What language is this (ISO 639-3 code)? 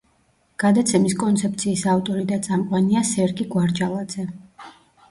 kat